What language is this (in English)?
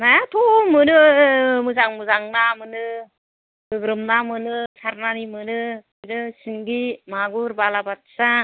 Bodo